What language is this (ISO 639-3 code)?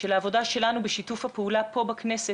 heb